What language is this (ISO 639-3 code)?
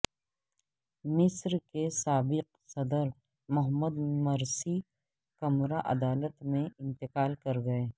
urd